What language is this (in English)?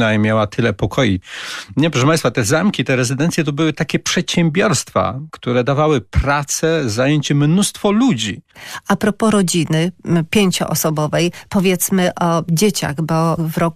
Polish